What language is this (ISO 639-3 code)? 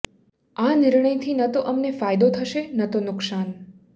guj